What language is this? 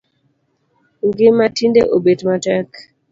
Luo (Kenya and Tanzania)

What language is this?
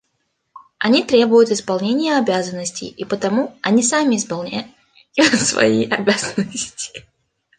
Russian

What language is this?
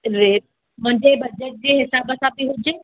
Sindhi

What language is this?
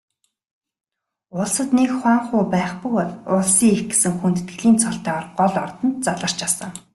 Mongolian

